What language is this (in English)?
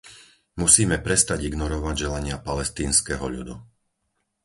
Slovak